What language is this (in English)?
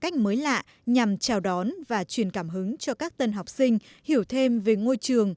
Vietnamese